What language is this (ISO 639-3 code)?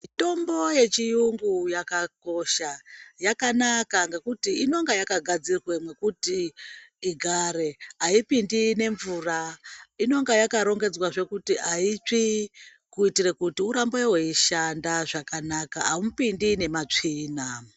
ndc